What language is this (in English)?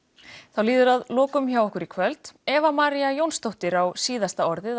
Icelandic